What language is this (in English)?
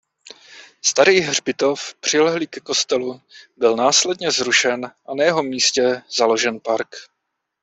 Czech